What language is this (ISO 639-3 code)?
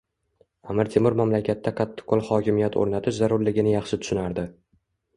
uzb